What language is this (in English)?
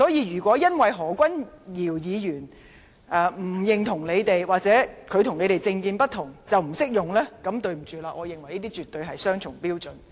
Cantonese